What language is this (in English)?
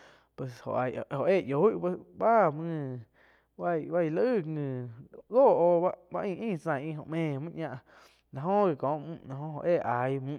Quiotepec Chinantec